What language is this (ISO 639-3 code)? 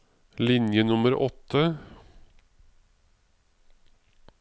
nor